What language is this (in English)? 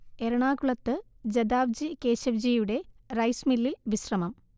Malayalam